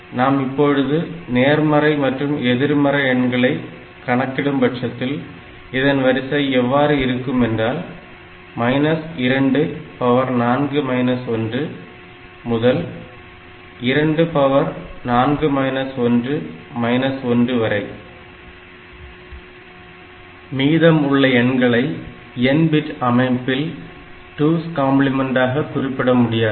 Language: Tamil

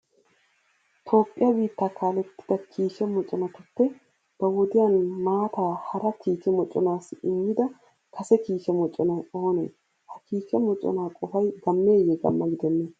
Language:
Wolaytta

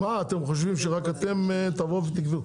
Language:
Hebrew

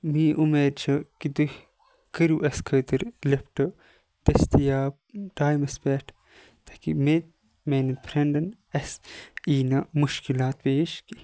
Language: Kashmiri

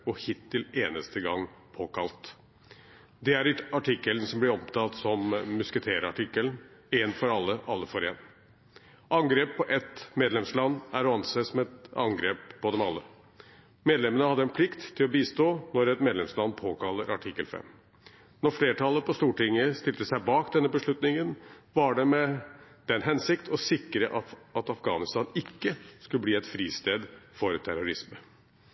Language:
Norwegian Bokmål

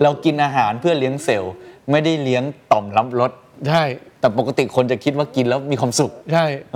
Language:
Thai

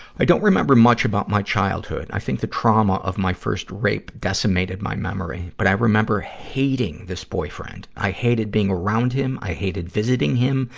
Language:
English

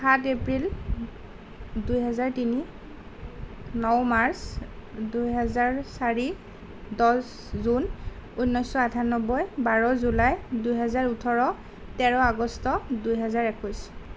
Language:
Assamese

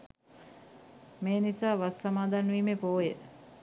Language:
Sinhala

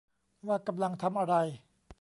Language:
Thai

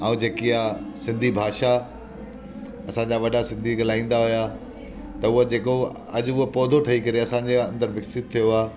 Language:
Sindhi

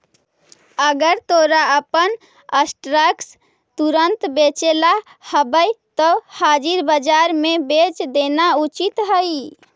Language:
Magahi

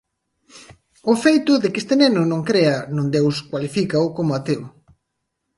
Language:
Galician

